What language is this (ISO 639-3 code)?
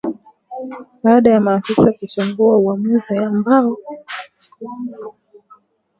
swa